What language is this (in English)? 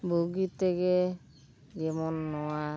Santali